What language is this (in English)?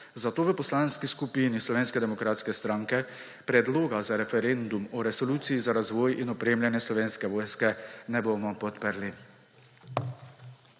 Slovenian